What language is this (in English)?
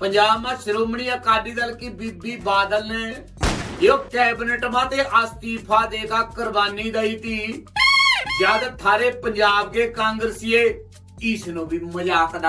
Hindi